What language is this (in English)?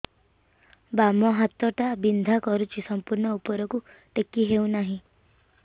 Odia